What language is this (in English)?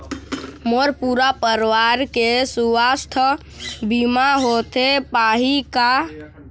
Chhattisgarhi